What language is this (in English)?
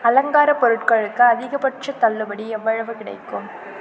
Tamil